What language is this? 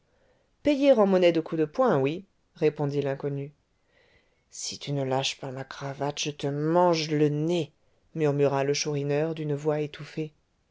French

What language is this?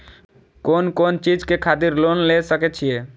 Maithili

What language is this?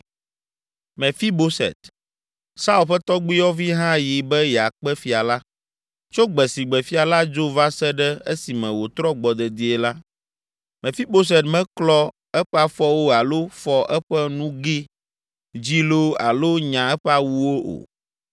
Ewe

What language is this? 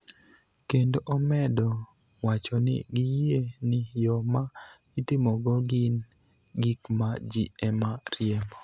Luo (Kenya and Tanzania)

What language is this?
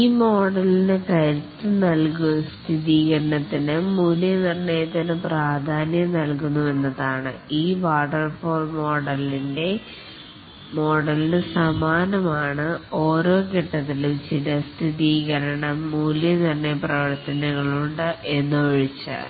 Malayalam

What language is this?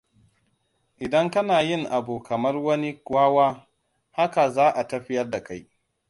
Hausa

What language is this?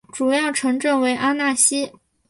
Chinese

